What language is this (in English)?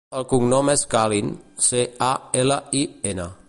Catalan